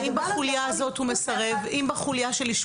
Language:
Hebrew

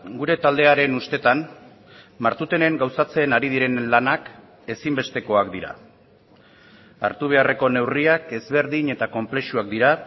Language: Basque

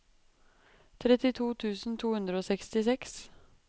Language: Norwegian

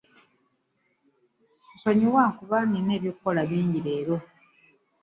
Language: Ganda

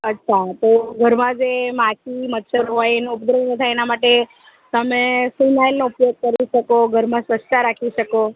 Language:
Gujarati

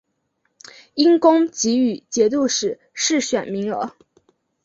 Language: Chinese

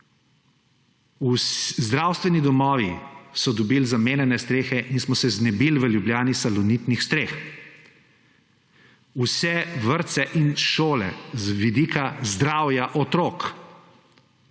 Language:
Slovenian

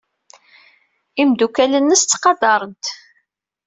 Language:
Kabyle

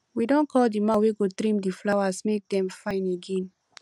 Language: Nigerian Pidgin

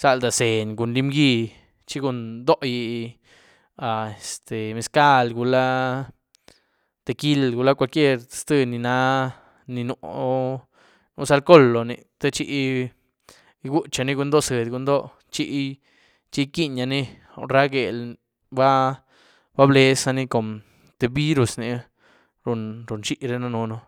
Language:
Güilá Zapotec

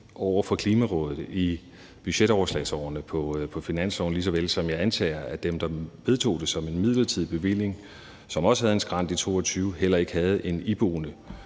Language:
Danish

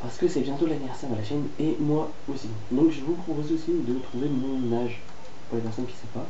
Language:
French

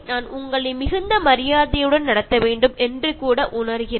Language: Malayalam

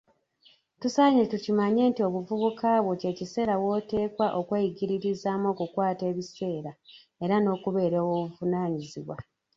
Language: Ganda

